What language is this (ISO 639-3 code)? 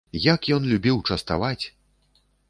bel